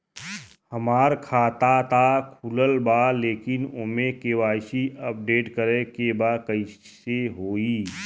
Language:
Bhojpuri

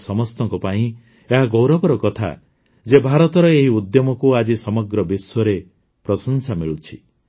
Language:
Odia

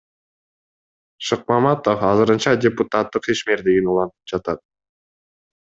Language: Kyrgyz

